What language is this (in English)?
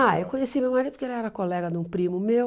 Portuguese